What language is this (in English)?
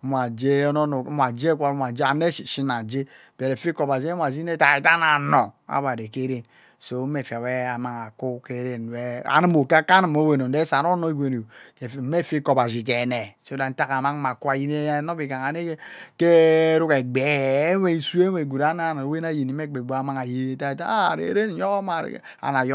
Ubaghara